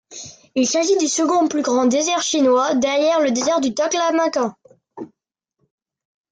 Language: French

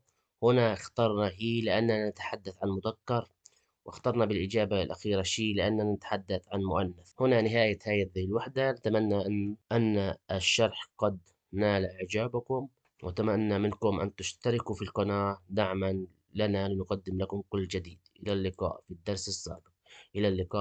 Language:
Arabic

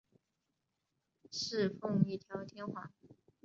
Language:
Chinese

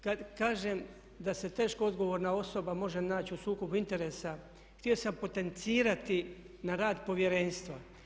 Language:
Croatian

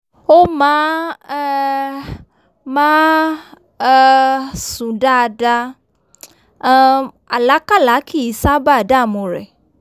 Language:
Yoruba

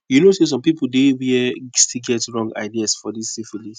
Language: Nigerian Pidgin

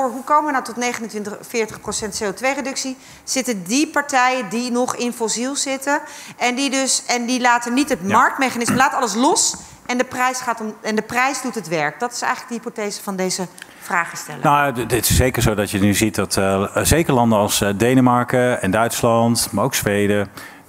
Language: Dutch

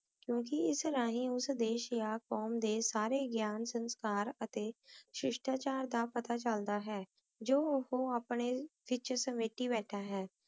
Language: Punjabi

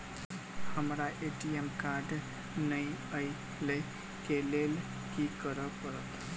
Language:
Maithili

